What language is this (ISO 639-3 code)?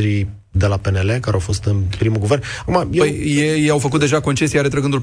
ron